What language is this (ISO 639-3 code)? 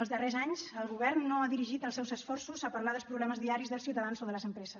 cat